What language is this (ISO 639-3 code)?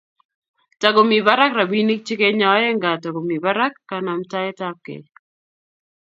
kln